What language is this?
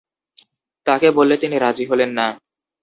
Bangla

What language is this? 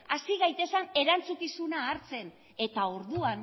Basque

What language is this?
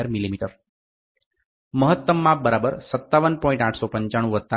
Gujarati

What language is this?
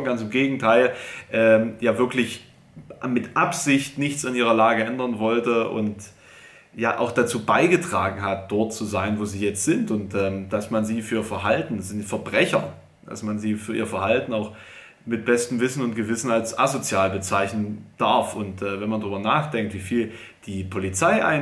German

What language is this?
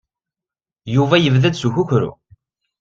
Kabyle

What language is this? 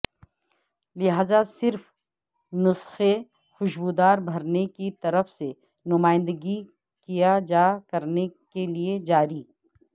Urdu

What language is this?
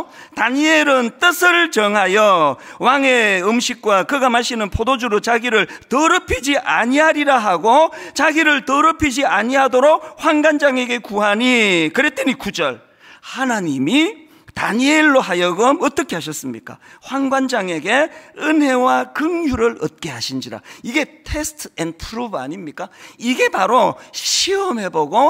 Korean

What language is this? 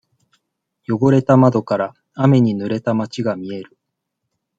Japanese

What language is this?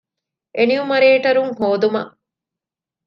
Divehi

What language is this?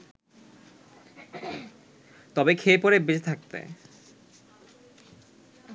Bangla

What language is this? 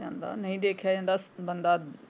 Punjabi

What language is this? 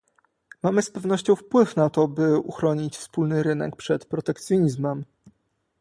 Polish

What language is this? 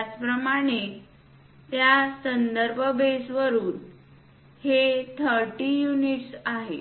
Marathi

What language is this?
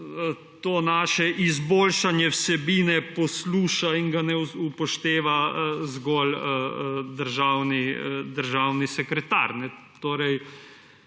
Slovenian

